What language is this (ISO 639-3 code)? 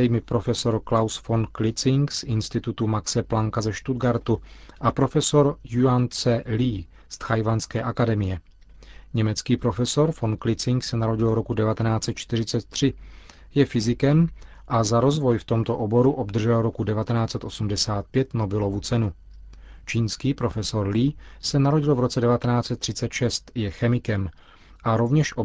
ces